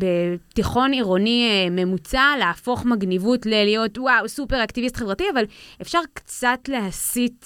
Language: Hebrew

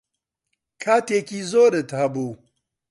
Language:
Central Kurdish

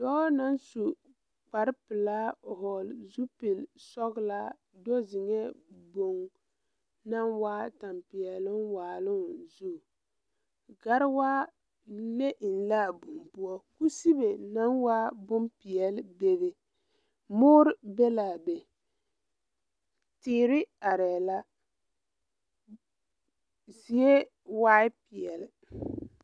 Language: Southern Dagaare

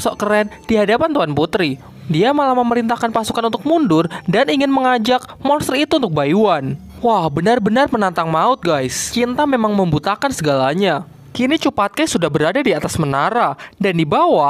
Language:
Indonesian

